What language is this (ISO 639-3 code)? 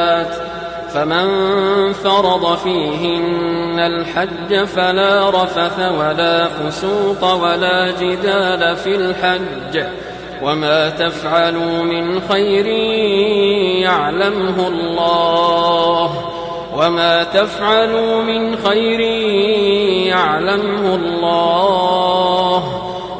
ara